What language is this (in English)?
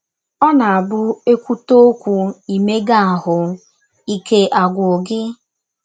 Igbo